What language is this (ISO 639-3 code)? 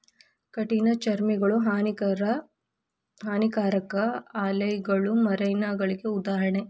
kan